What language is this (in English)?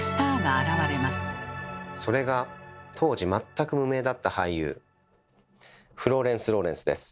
Japanese